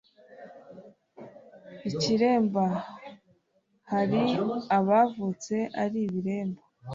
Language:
Kinyarwanda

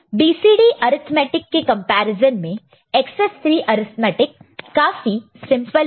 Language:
Hindi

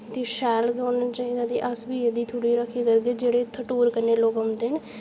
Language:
Dogri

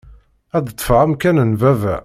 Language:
Kabyle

